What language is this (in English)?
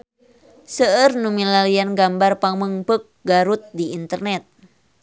Sundanese